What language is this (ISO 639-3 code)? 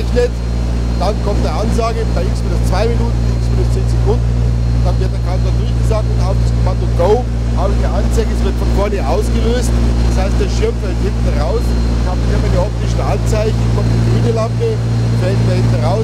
deu